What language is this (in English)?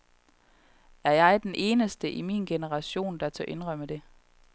Danish